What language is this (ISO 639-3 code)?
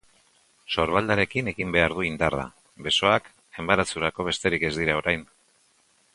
eus